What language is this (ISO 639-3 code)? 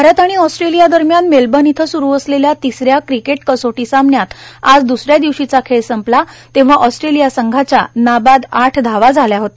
mar